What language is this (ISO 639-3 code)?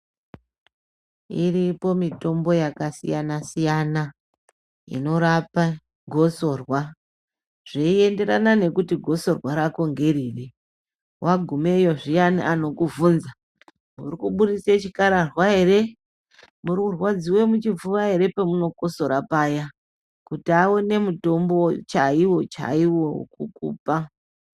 ndc